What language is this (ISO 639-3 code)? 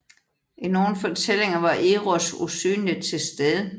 dan